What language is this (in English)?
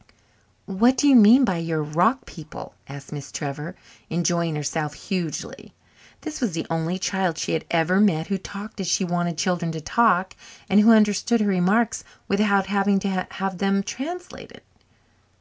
English